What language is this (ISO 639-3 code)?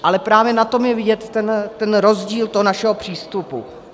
ces